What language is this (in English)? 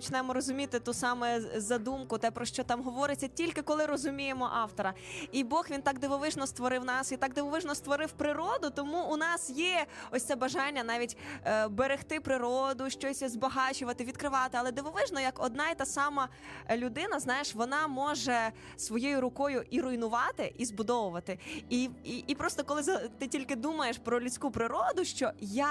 Ukrainian